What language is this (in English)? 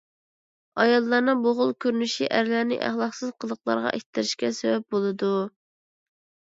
Uyghur